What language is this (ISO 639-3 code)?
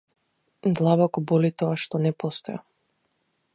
mkd